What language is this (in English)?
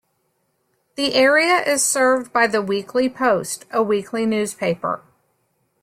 English